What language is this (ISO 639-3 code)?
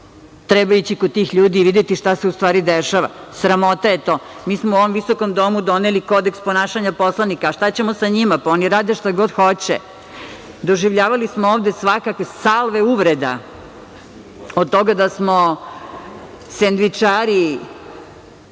srp